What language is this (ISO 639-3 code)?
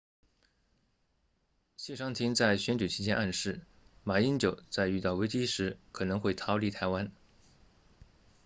zho